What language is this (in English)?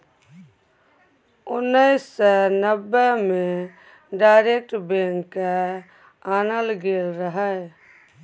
Maithili